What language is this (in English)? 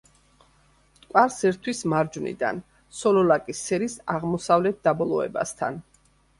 Georgian